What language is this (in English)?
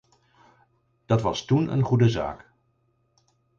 Dutch